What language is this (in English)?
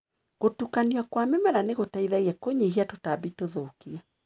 Kikuyu